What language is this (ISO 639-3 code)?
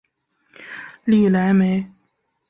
zho